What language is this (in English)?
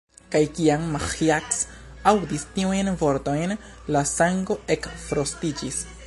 Esperanto